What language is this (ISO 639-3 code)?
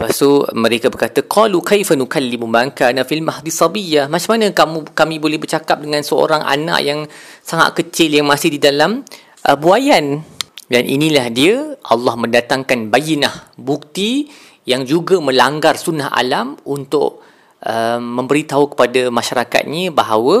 msa